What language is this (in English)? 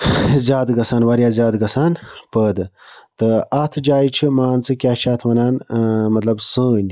Kashmiri